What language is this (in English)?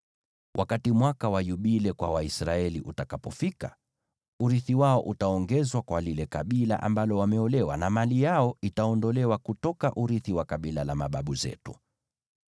Swahili